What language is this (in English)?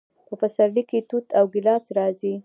Pashto